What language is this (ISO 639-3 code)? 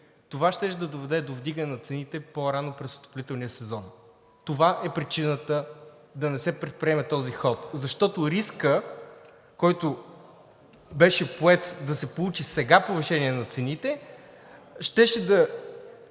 bul